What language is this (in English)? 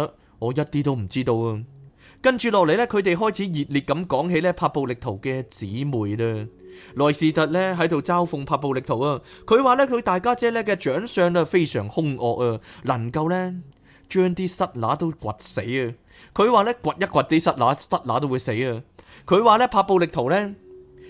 Chinese